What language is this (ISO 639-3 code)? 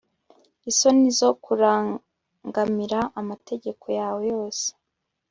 kin